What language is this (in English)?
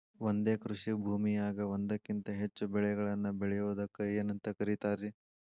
Kannada